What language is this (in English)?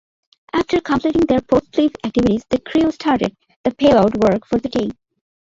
English